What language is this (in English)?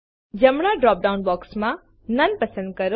Gujarati